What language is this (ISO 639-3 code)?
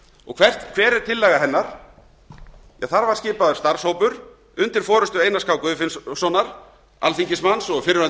isl